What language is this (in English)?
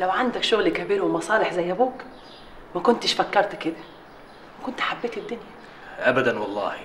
Arabic